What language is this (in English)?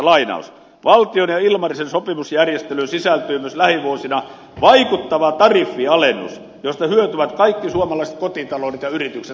Finnish